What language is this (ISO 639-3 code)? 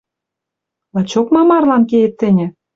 mrj